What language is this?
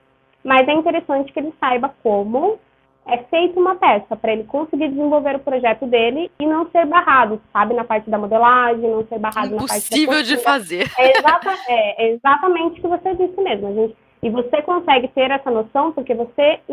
Portuguese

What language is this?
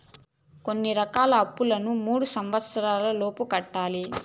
Telugu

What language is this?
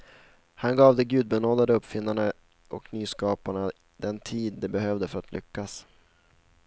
Swedish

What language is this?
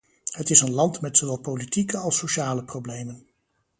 Dutch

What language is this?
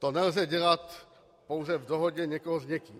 Czech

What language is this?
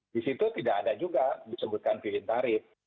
Indonesian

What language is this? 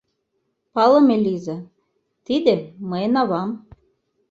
Mari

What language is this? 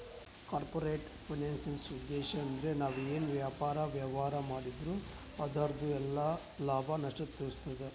Kannada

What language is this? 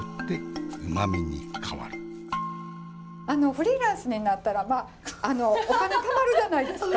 Japanese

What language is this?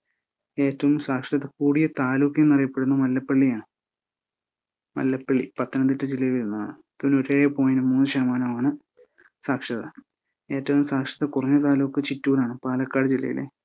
Malayalam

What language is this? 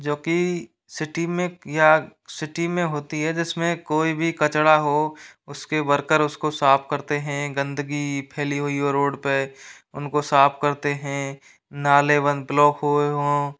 Hindi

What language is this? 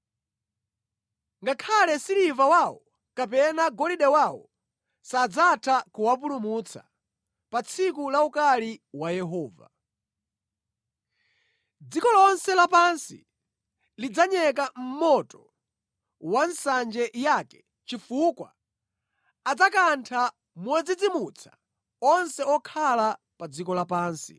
Nyanja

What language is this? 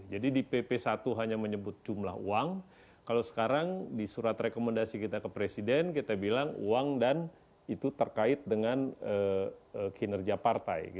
Indonesian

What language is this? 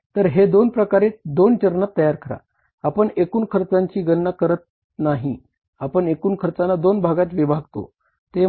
Marathi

